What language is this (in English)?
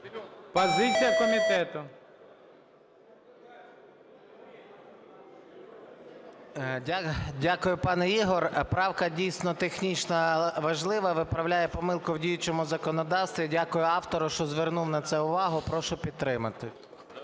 Ukrainian